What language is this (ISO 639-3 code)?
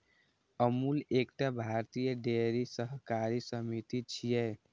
mai